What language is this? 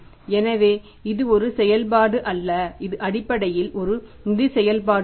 Tamil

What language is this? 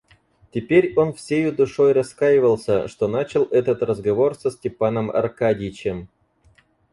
Russian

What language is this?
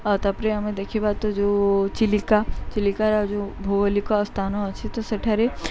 Odia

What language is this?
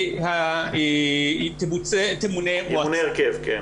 Hebrew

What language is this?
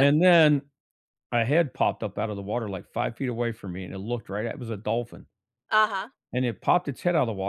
English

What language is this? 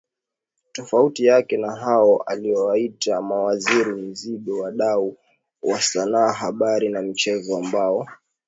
Swahili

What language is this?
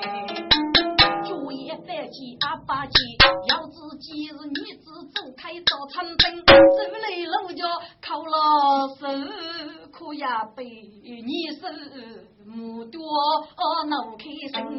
Chinese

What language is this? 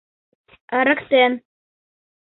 Mari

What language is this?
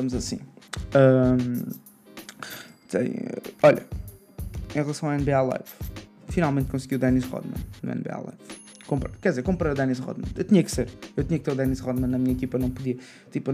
Portuguese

